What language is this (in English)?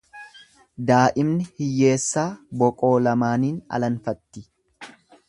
Oromo